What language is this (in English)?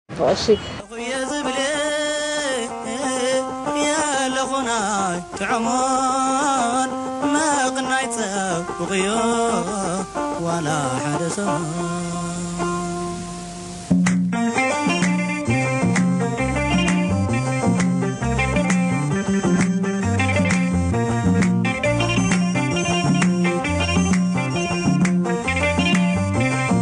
Arabic